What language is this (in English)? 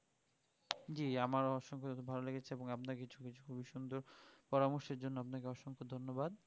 Bangla